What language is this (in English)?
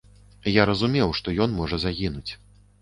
Belarusian